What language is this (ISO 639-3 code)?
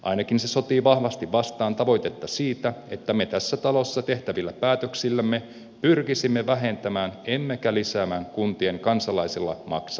fin